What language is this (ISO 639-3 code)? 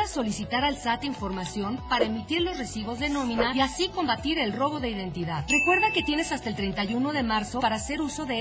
spa